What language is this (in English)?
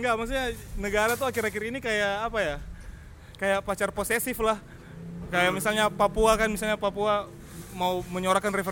Indonesian